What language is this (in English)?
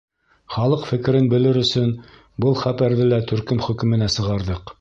Bashkir